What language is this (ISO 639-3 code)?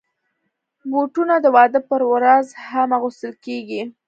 pus